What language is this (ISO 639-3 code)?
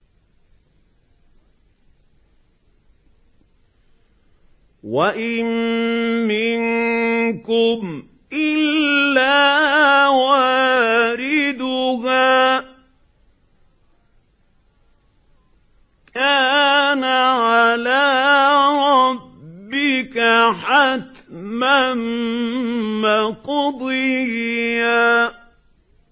ara